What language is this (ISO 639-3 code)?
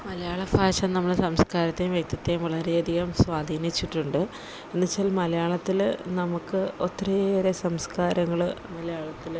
mal